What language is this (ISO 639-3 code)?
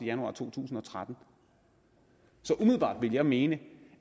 dan